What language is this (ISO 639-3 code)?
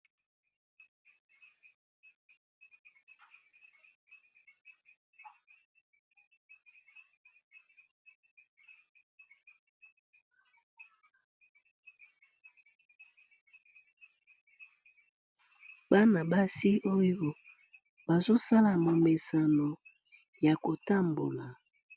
lin